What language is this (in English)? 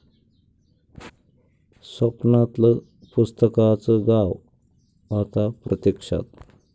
Marathi